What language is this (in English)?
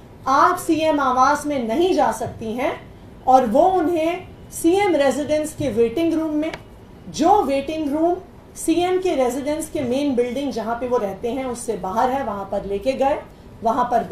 Hindi